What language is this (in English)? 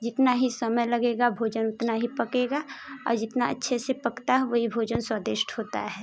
Hindi